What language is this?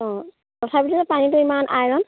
Assamese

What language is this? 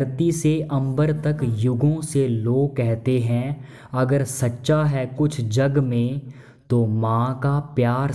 Hindi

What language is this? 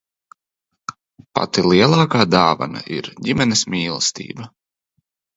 Latvian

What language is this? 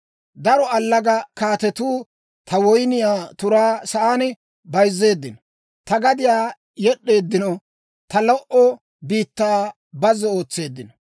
Dawro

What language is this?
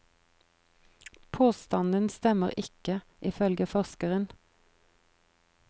Norwegian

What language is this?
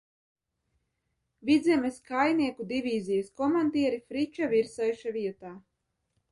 Latvian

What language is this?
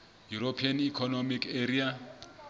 Southern Sotho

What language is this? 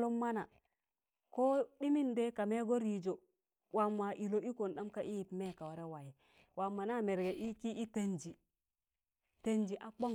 Tangale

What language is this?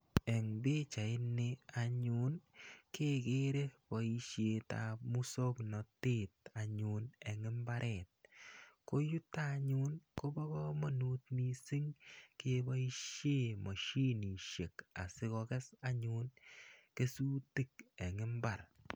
Kalenjin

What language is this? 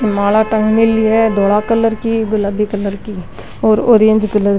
Rajasthani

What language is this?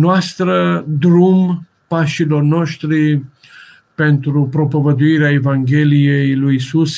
Romanian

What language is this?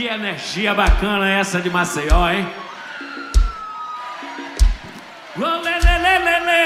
Portuguese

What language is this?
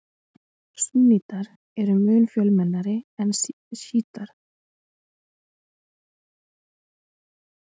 Icelandic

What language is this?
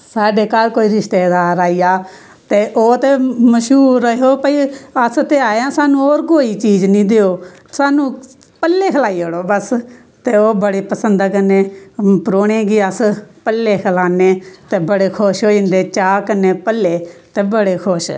Dogri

